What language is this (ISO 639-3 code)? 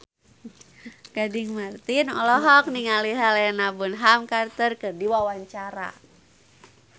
sun